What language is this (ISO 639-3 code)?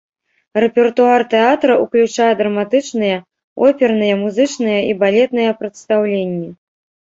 bel